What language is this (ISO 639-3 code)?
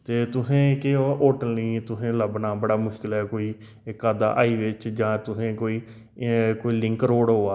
doi